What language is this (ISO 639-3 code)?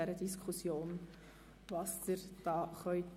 gsw